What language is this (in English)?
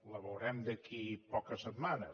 Catalan